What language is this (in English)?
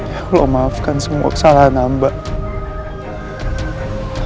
Indonesian